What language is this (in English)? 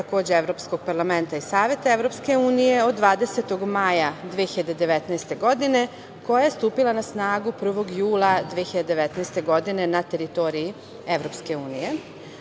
Serbian